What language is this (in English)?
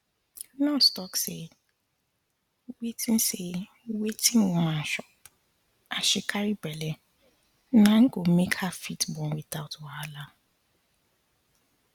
Nigerian Pidgin